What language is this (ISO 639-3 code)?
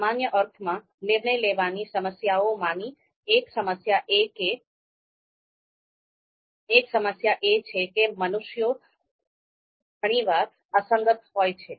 guj